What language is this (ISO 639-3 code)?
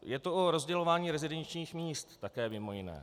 ces